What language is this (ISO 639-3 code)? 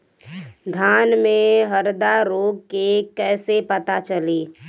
bho